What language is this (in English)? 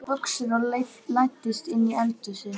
Icelandic